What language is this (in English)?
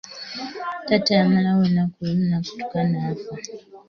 Ganda